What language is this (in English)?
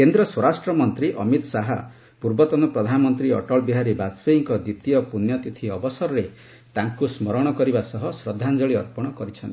Odia